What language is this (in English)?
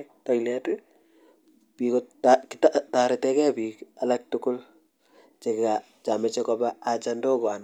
Kalenjin